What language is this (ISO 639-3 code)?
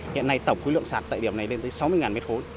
vie